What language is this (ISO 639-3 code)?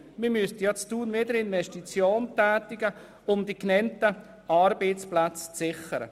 gsw